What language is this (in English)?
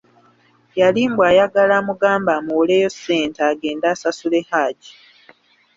Ganda